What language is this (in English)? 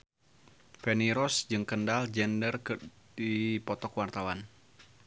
Sundanese